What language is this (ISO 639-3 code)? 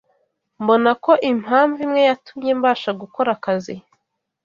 kin